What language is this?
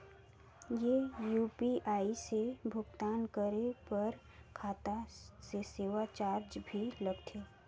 Chhattisgarhi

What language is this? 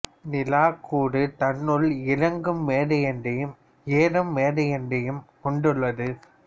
Tamil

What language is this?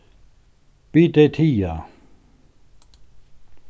Faroese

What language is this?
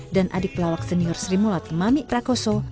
Indonesian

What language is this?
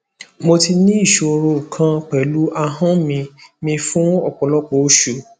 Yoruba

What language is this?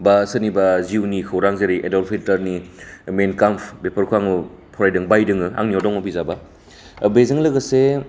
Bodo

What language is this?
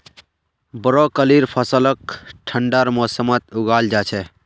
Magahi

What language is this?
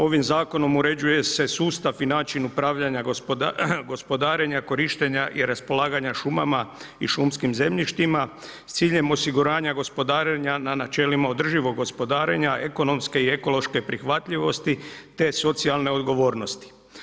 Croatian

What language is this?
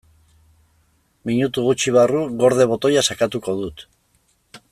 Basque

